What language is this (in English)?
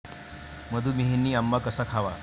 Marathi